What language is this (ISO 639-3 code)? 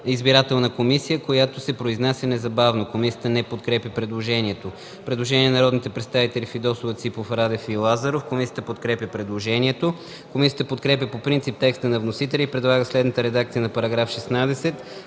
bul